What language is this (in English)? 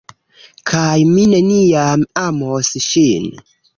Esperanto